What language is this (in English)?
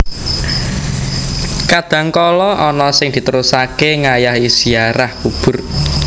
Javanese